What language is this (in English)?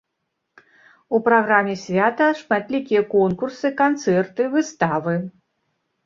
Belarusian